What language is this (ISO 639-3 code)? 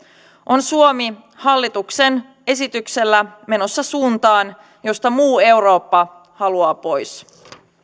fin